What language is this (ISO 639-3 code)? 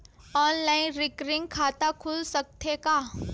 hne